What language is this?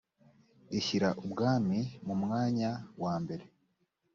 Kinyarwanda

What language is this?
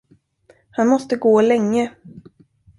Swedish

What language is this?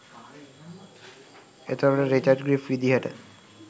Sinhala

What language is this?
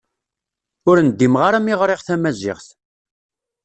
Kabyle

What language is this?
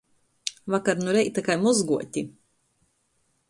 Latgalian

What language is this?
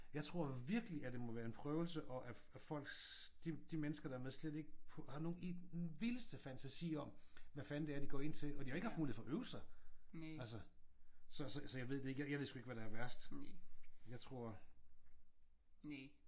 Danish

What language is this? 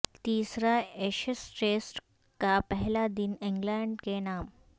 Urdu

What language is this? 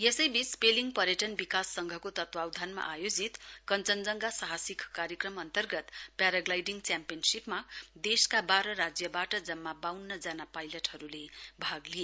Nepali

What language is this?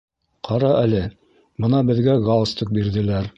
Bashkir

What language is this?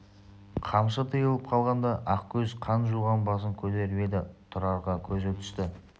Kazakh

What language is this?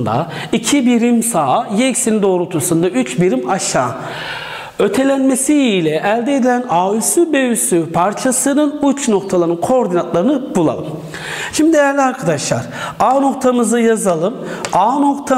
Turkish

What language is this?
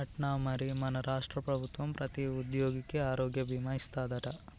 Telugu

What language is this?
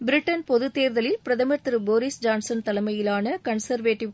Tamil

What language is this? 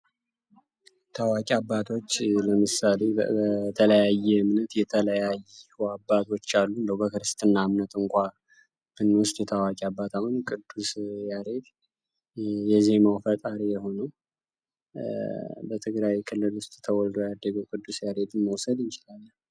Amharic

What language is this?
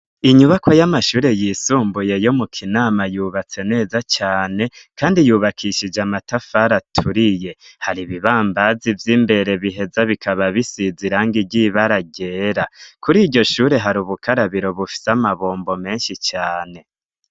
Rundi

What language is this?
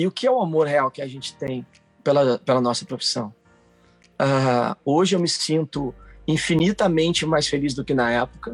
Portuguese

